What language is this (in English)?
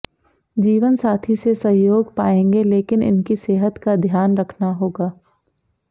Hindi